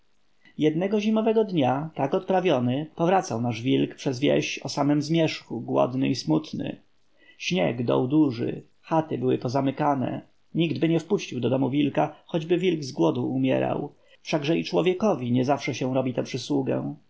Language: Polish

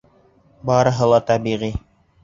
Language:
Bashkir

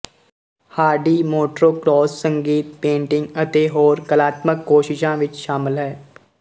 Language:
Punjabi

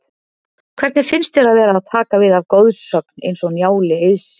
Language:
Icelandic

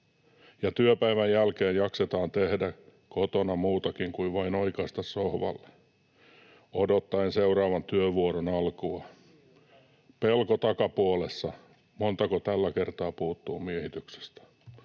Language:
Finnish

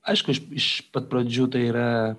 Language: Lithuanian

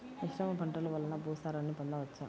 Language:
Telugu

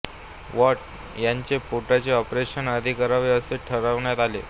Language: Marathi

